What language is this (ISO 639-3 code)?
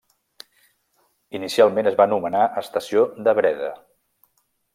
cat